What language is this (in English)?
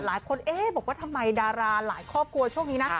Thai